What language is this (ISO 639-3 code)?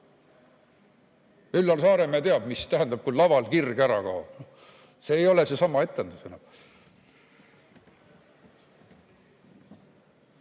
est